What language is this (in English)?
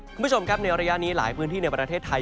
Thai